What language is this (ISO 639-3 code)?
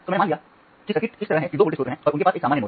hin